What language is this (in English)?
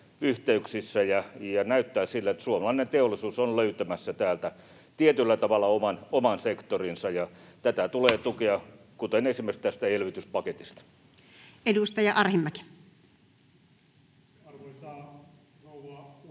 Finnish